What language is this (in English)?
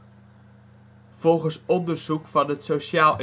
Dutch